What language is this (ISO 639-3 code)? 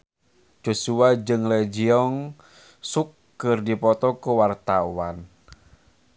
sun